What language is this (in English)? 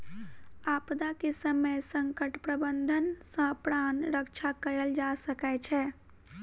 Maithili